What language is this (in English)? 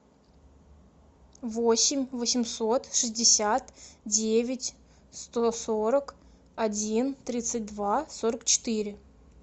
Russian